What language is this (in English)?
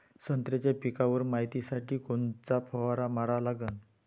Marathi